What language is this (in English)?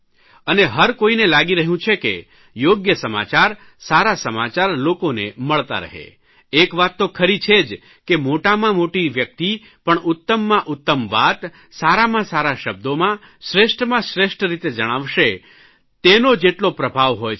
Gujarati